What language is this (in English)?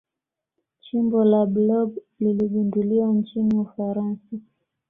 Swahili